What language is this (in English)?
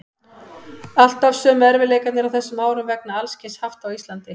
Icelandic